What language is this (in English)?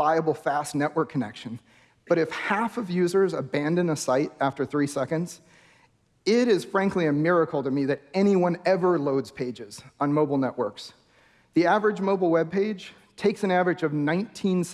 English